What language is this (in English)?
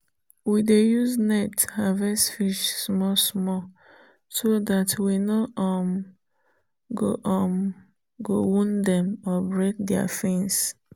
Nigerian Pidgin